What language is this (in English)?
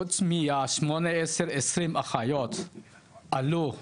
Hebrew